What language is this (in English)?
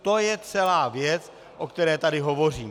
Czech